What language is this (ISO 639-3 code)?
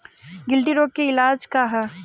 bho